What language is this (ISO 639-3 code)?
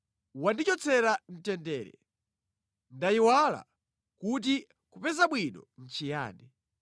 nya